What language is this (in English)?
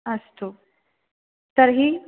Sanskrit